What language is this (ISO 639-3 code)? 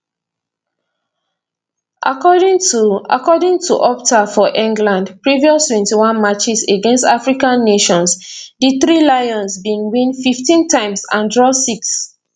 pcm